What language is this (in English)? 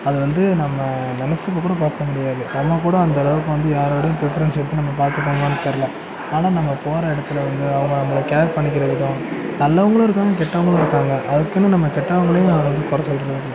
Tamil